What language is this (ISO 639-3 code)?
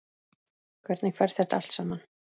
isl